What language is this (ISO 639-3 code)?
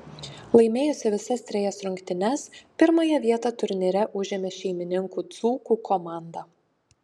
lit